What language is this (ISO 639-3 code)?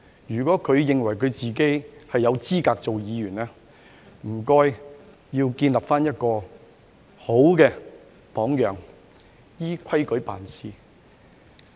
yue